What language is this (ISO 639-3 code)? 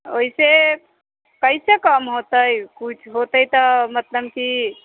mai